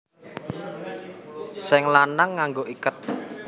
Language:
Javanese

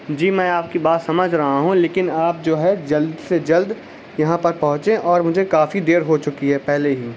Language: Urdu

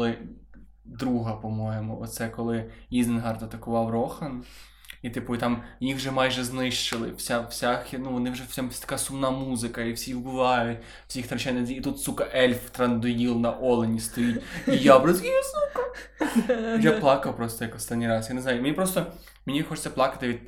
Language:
Ukrainian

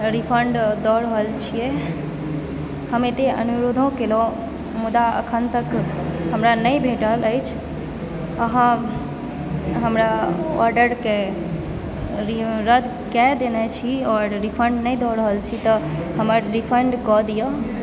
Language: Maithili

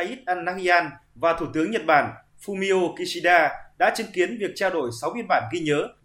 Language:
Vietnamese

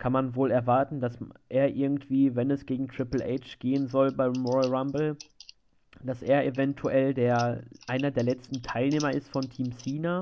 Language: German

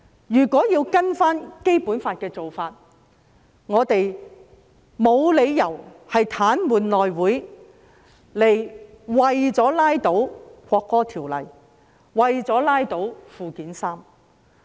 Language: Cantonese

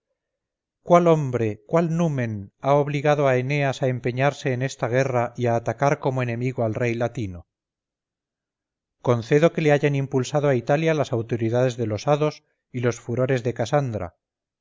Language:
Spanish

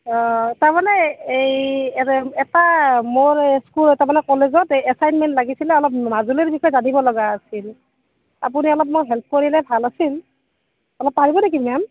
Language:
Assamese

